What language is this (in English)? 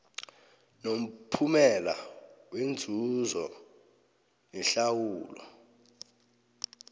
South Ndebele